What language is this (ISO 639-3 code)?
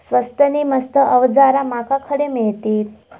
mar